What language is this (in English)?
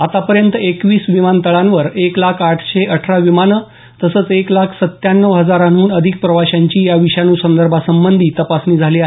Marathi